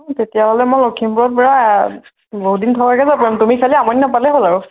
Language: Assamese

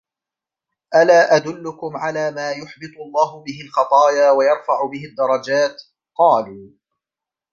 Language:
Arabic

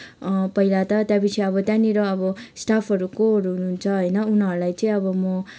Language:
Nepali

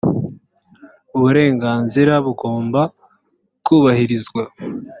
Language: Kinyarwanda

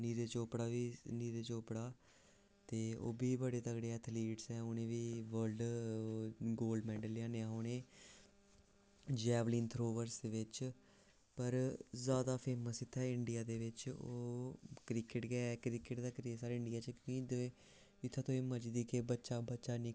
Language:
Dogri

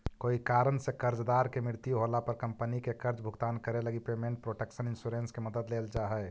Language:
Magahi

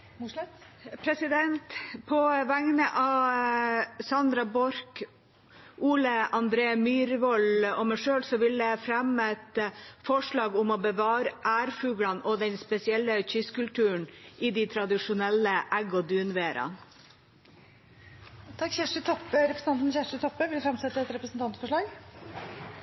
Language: Norwegian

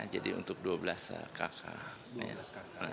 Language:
Indonesian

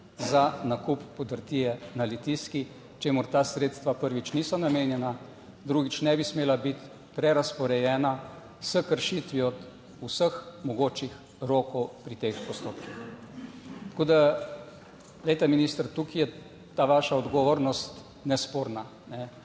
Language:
Slovenian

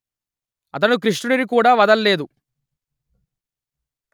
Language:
Telugu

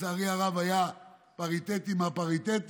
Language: Hebrew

